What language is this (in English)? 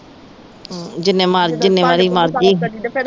Punjabi